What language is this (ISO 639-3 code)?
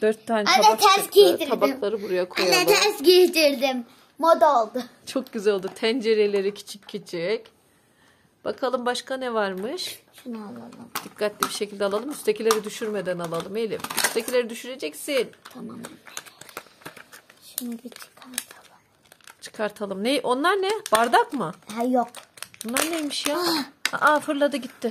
tur